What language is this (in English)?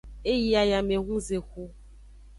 Aja (Benin)